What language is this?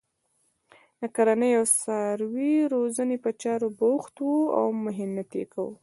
Pashto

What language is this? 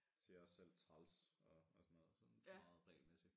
Danish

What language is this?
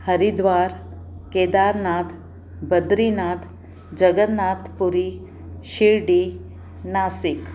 Sindhi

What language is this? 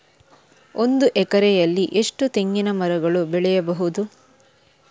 Kannada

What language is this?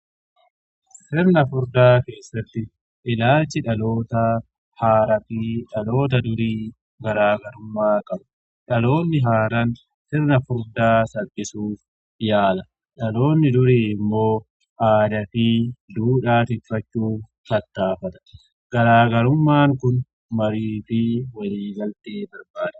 Oromo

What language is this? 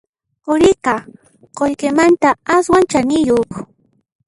Puno Quechua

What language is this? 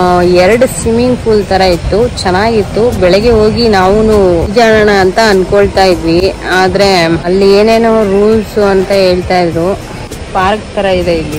Thai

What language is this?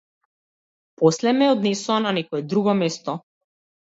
Macedonian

